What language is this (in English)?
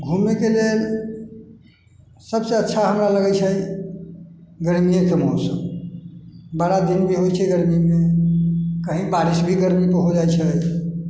Maithili